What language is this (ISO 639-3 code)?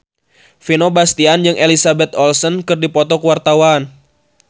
sun